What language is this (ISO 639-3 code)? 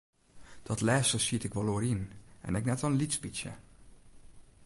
fry